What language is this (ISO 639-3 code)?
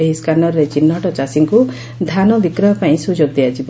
ori